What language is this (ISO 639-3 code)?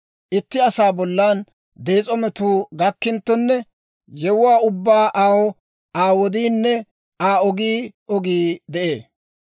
dwr